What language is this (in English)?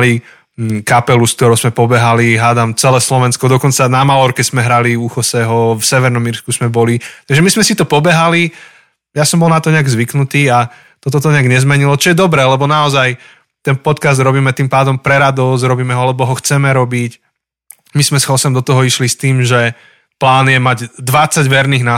Slovak